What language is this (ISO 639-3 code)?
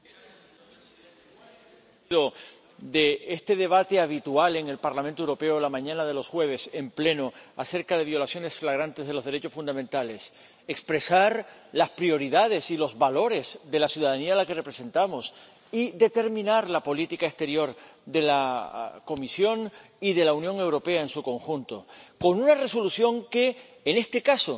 spa